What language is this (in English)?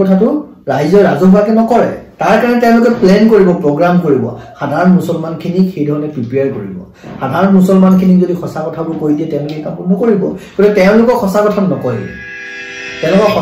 English